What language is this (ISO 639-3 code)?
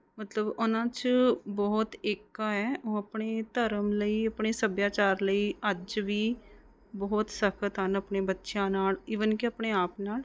pan